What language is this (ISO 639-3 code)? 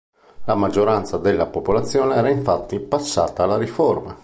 ita